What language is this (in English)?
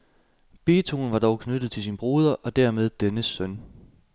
Danish